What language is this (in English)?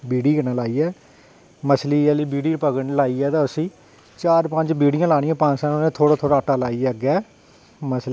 Dogri